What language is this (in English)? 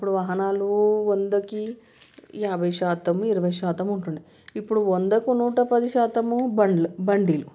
Telugu